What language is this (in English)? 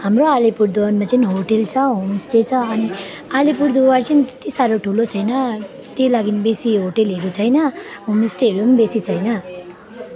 Nepali